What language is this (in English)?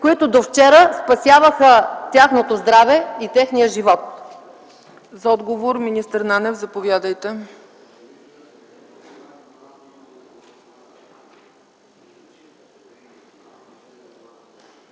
Bulgarian